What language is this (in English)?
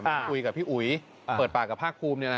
Thai